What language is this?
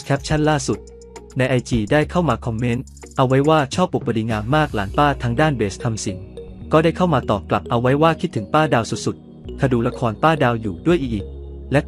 Thai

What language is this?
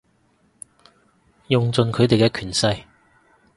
Cantonese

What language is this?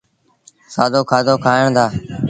Sindhi Bhil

